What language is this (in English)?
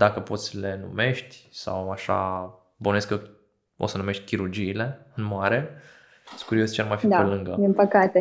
Romanian